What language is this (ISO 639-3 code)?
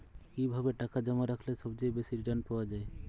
ben